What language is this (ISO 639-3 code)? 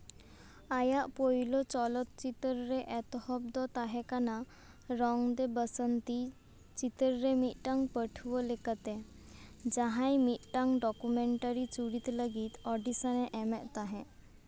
sat